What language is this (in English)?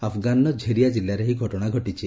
Odia